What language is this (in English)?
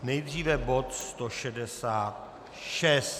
Czech